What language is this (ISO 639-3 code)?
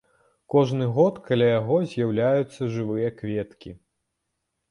bel